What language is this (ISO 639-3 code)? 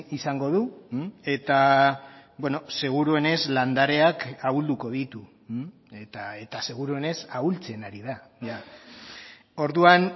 eus